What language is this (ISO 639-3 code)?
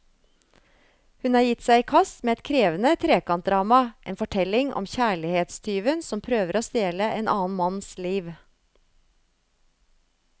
nor